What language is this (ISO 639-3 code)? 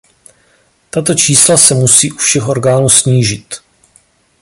ces